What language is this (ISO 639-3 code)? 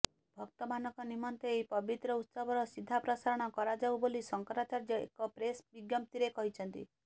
ori